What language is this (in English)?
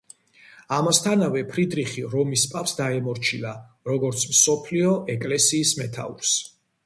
Georgian